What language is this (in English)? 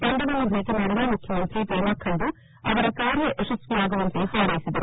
Kannada